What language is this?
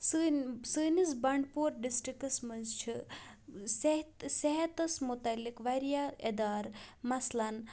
Kashmiri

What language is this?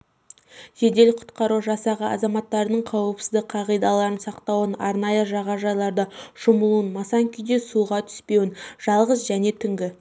Kazakh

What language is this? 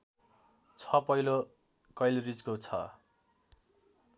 Nepali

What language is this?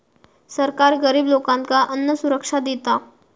Marathi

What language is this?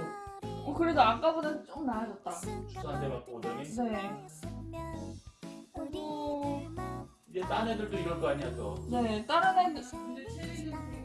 Korean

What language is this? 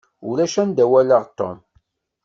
Kabyle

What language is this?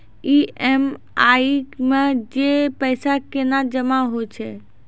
Maithili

